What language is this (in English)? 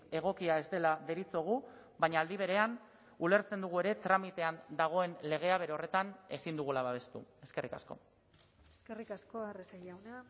Basque